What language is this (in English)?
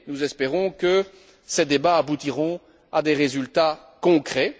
French